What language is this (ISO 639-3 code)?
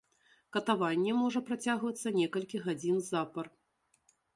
bel